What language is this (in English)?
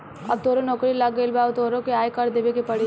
Bhojpuri